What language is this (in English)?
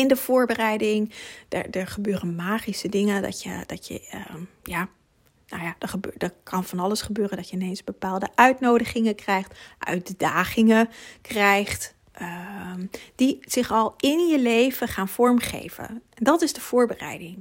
Dutch